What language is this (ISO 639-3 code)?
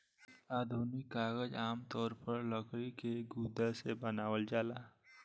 bho